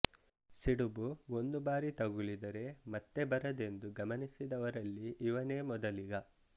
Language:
Kannada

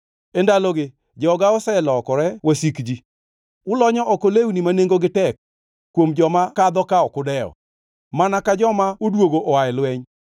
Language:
Luo (Kenya and Tanzania)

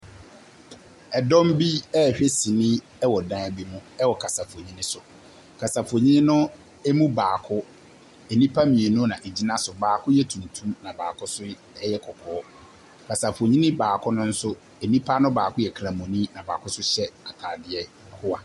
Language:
Akan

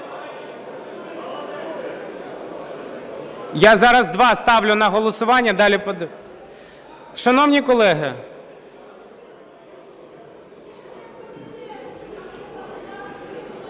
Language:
Ukrainian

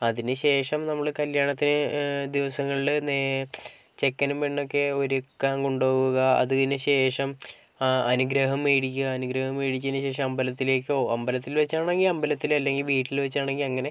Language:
Malayalam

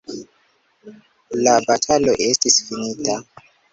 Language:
Esperanto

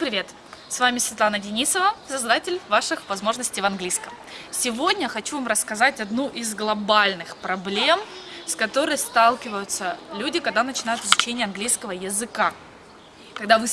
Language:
Russian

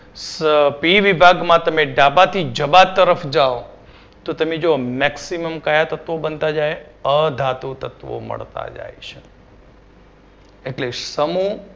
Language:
Gujarati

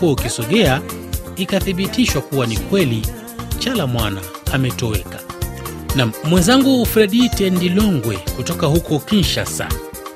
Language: Swahili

